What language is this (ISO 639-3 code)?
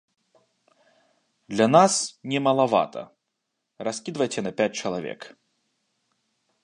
bel